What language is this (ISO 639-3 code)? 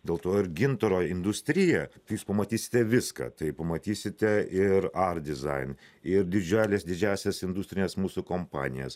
lit